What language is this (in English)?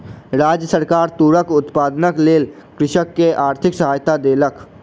Maithili